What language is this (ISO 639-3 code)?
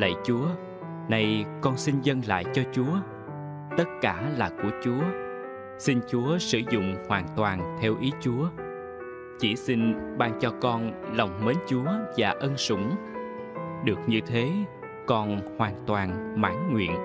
vie